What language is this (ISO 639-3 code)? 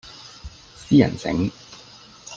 yue